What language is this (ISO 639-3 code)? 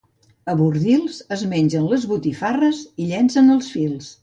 cat